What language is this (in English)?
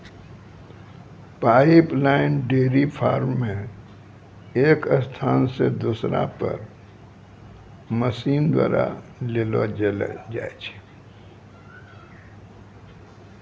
Maithili